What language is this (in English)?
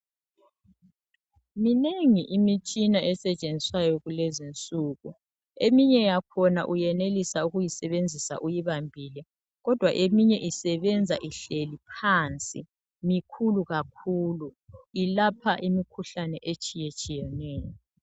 North Ndebele